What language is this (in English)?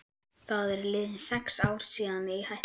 Icelandic